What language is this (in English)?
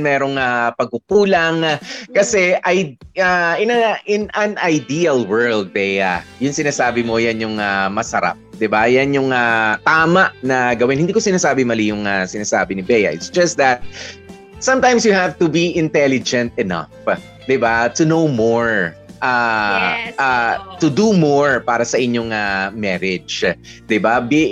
Filipino